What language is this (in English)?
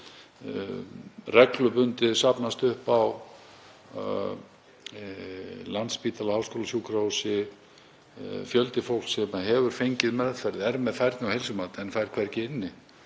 Icelandic